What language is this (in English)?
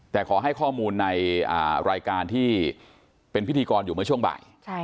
Thai